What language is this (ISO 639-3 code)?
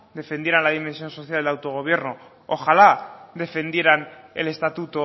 spa